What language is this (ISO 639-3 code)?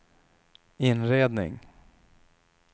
swe